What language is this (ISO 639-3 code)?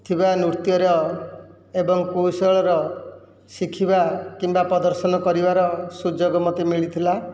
ori